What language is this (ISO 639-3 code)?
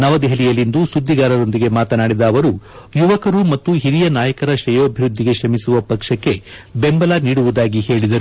kan